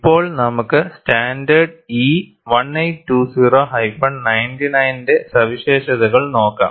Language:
Malayalam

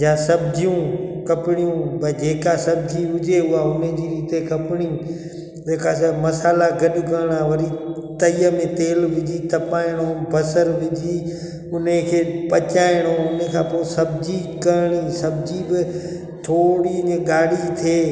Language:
Sindhi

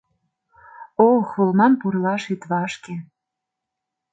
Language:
Mari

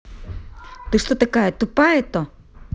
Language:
Russian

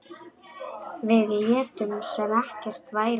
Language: Icelandic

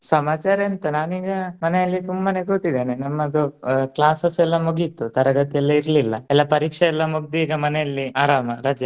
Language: Kannada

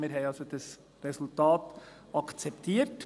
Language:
Swiss German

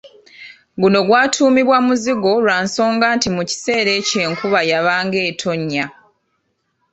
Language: Ganda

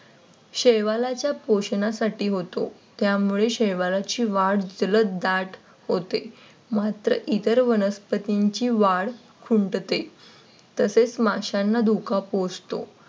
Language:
Marathi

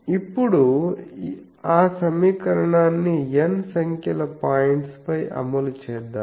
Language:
Telugu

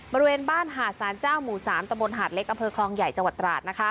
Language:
Thai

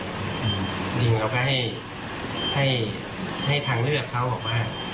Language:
Thai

